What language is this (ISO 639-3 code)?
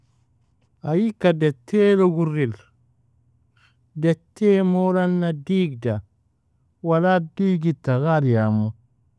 fia